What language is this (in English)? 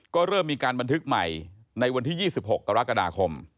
Thai